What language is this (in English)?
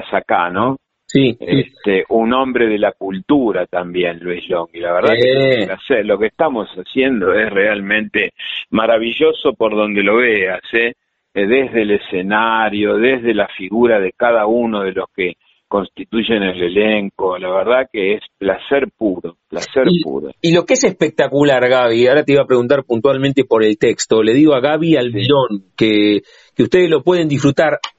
Spanish